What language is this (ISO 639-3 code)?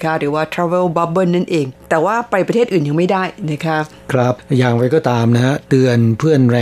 tha